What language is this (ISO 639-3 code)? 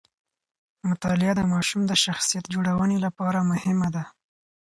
pus